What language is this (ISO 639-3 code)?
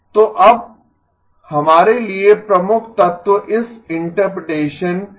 hin